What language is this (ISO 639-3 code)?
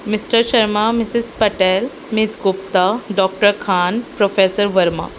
urd